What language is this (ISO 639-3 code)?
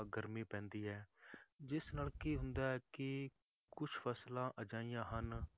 pan